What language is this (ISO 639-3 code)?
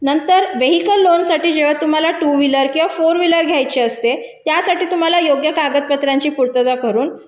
mar